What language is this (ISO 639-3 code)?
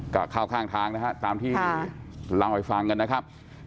tha